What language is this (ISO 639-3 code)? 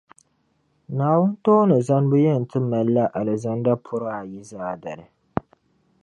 dag